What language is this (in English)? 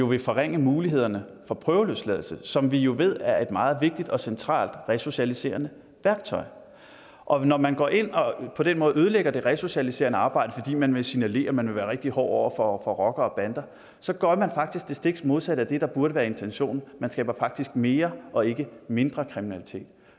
Danish